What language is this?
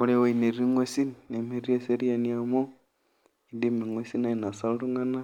Masai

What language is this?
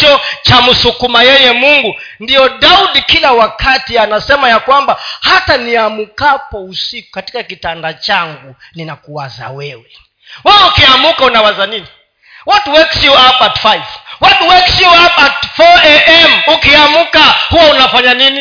Swahili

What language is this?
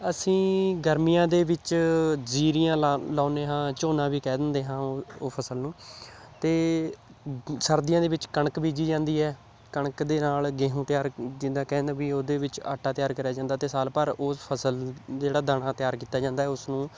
Punjabi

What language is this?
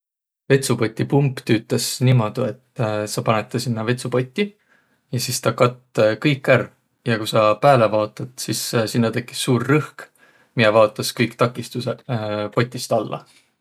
Võro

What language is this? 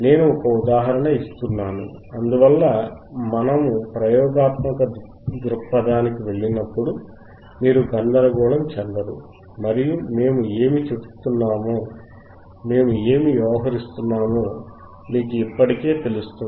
Telugu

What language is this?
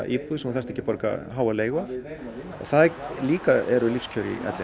Icelandic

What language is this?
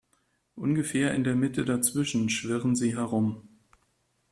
German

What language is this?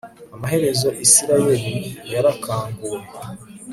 Kinyarwanda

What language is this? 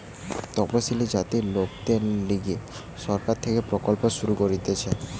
Bangla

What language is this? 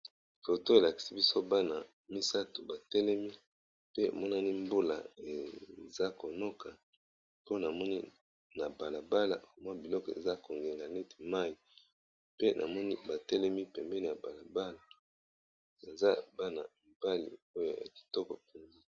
Lingala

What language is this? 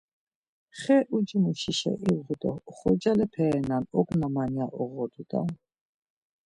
Laz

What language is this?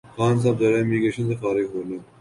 Urdu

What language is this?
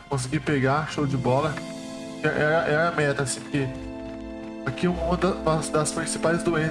Portuguese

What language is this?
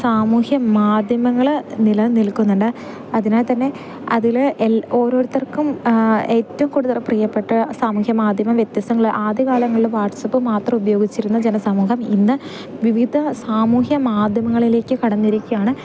Malayalam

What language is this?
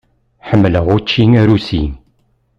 Kabyle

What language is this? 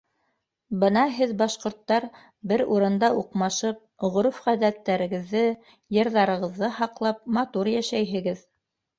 Bashkir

